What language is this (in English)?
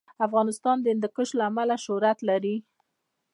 Pashto